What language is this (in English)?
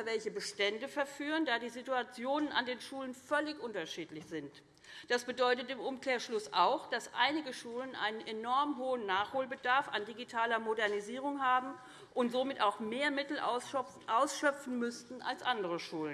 German